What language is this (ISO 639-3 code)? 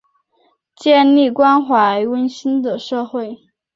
zho